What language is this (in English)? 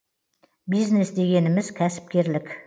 Kazakh